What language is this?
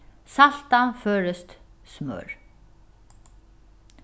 Faroese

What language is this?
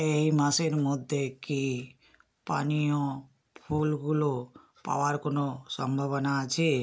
Bangla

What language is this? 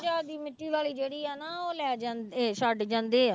Punjabi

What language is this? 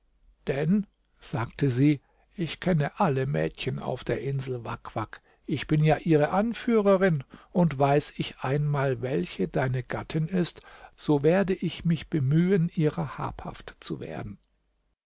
German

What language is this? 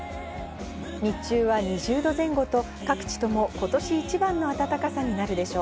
Japanese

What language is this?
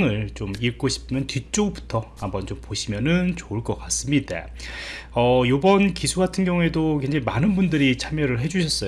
Korean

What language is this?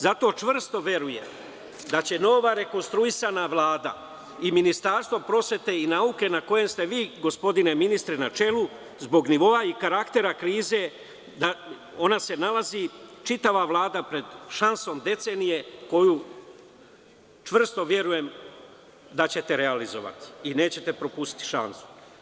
Serbian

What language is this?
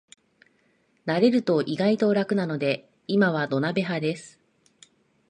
Japanese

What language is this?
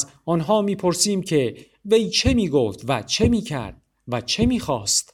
Persian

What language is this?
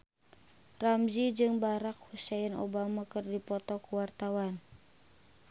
Sundanese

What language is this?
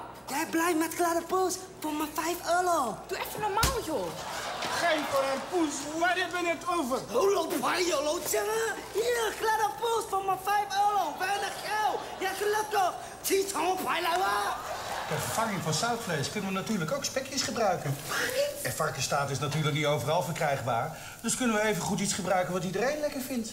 Dutch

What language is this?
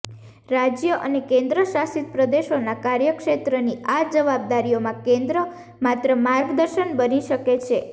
Gujarati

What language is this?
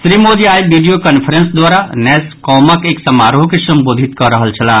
Maithili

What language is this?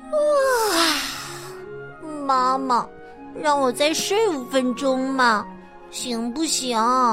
Chinese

